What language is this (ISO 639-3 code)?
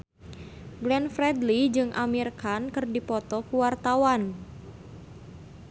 sun